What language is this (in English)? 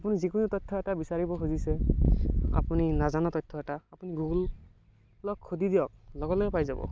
Assamese